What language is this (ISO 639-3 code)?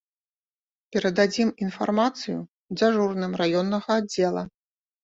bel